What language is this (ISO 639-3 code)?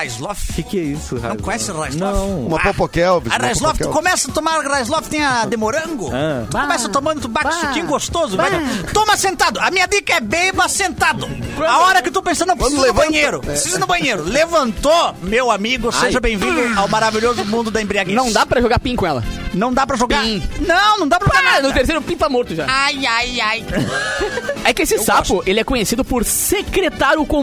por